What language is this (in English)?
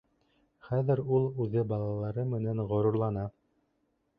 Bashkir